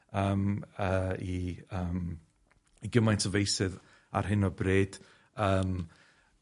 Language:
Welsh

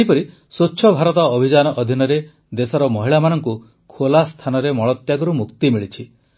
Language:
Odia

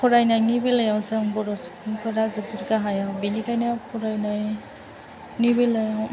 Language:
Bodo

